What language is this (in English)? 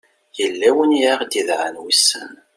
Kabyle